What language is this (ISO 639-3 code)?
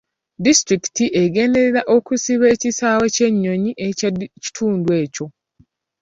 lug